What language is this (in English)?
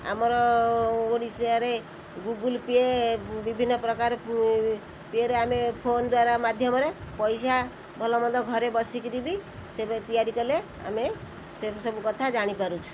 Odia